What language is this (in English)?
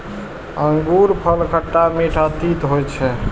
Maithili